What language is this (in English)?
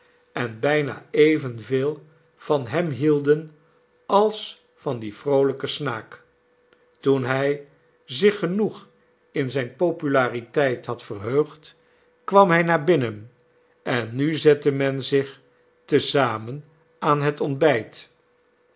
Dutch